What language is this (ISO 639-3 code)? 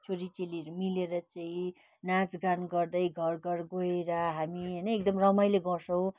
nep